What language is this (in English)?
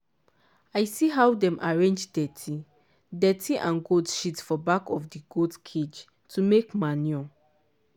Nigerian Pidgin